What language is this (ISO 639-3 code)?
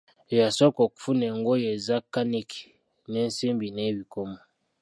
lug